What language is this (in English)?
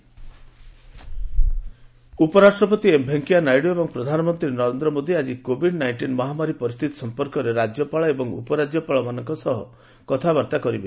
Odia